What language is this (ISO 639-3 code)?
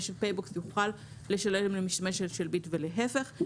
heb